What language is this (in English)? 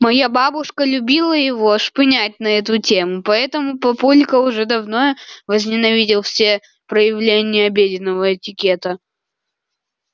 Russian